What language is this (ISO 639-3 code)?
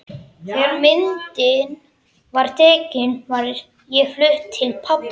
isl